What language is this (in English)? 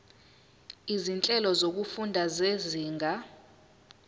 Zulu